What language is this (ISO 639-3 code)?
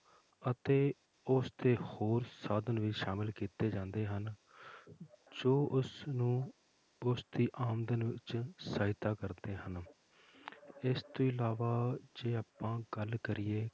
pan